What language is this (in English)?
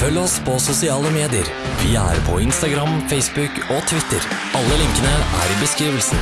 Norwegian